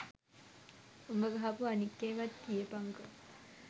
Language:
Sinhala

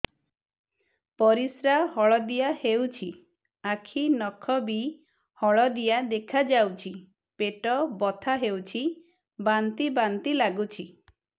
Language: Odia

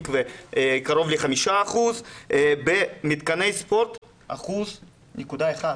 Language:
Hebrew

